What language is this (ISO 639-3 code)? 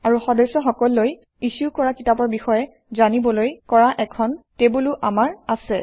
asm